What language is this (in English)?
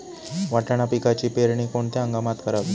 Marathi